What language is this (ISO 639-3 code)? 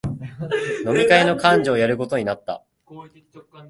jpn